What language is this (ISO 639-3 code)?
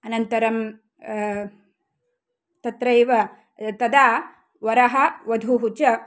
san